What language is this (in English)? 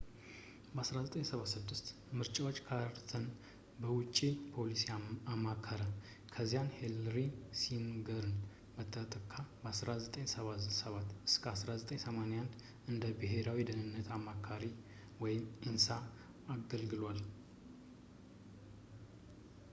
Amharic